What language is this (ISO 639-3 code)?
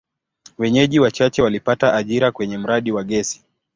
swa